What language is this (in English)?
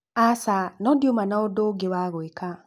Kikuyu